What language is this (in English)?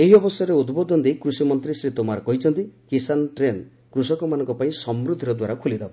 Odia